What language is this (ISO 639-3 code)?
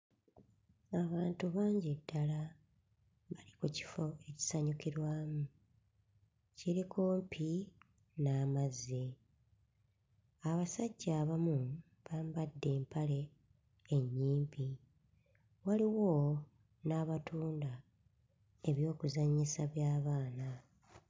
lug